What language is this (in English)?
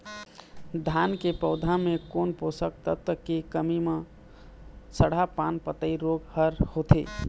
Chhattisgarhi